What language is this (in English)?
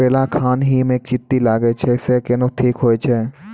Maithili